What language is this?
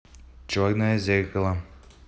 Russian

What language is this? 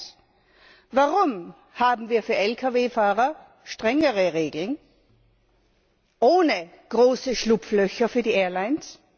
German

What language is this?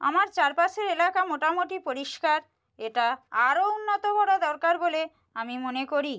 Bangla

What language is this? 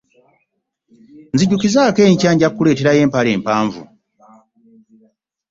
Ganda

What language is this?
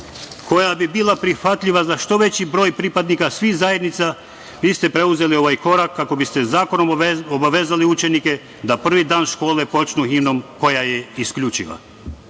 Serbian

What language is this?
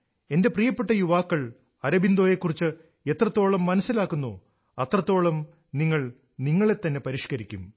Malayalam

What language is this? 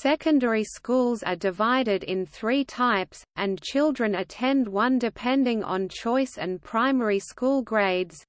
English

